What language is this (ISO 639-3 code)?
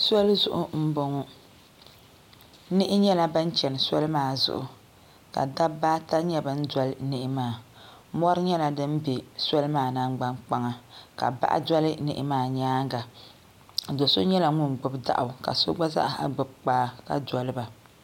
dag